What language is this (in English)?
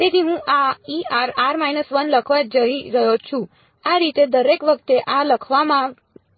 Gujarati